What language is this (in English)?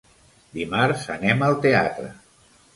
Catalan